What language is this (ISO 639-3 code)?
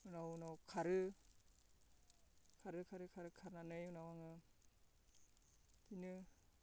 brx